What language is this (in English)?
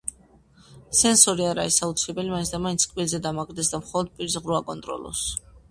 Georgian